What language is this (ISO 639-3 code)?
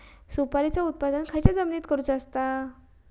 mar